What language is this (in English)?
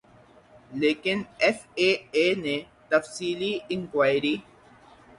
Urdu